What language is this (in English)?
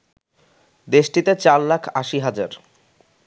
Bangla